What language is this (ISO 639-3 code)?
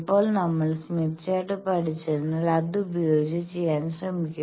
mal